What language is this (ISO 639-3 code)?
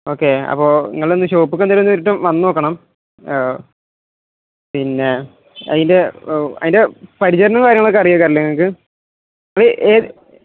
mal